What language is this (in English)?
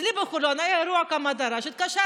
Hebrew